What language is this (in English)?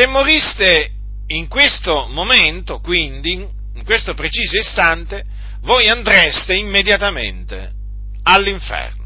Italian